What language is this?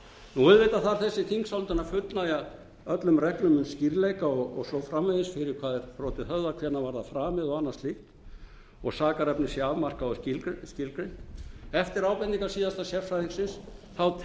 Icelandic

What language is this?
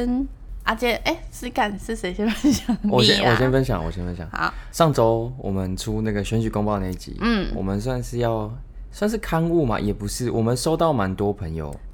Chinese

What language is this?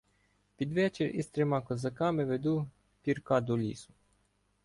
Ukrainian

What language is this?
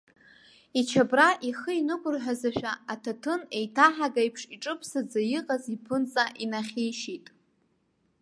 Abkhazian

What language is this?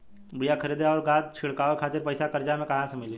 Bhojpuri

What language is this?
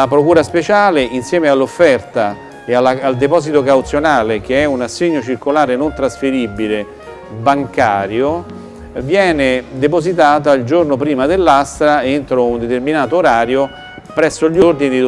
Italian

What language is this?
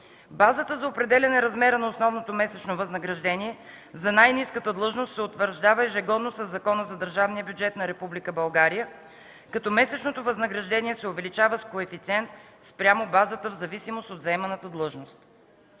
Bulgarian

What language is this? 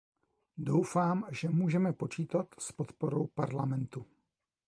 Czech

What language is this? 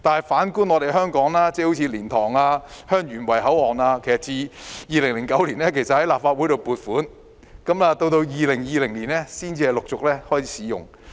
Cantonese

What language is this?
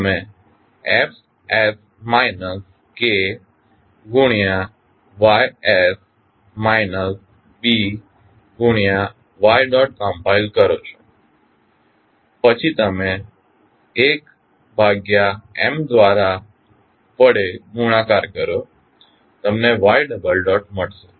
Gujarati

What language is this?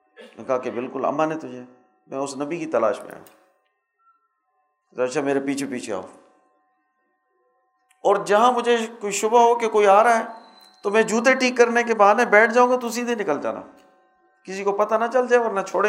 Urdu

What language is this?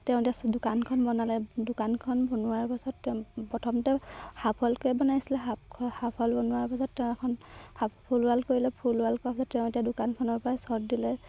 Assamese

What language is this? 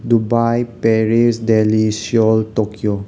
Manipuri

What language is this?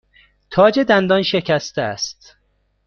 Persian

